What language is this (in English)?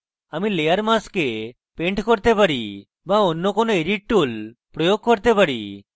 Bangla